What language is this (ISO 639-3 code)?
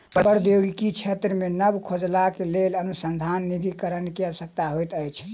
mai